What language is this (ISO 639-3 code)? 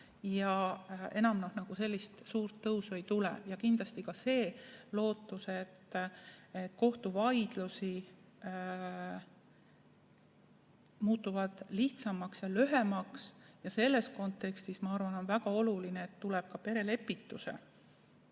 est